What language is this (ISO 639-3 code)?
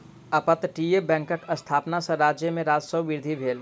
mai